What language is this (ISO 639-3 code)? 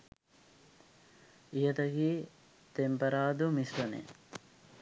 sin